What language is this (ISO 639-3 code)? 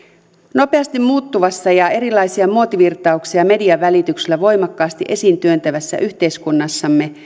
fin